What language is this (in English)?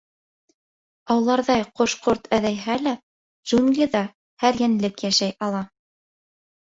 Bashkir